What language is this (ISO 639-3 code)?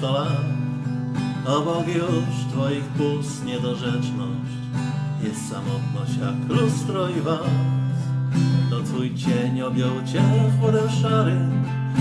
pol